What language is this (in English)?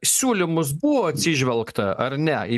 Lithuanian